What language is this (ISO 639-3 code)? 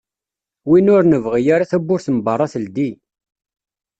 kab